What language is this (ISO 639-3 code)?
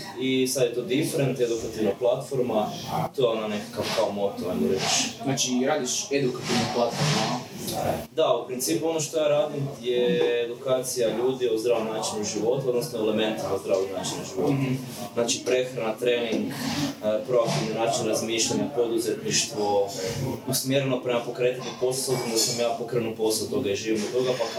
hrv